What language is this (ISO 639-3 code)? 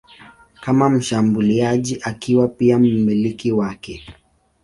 swa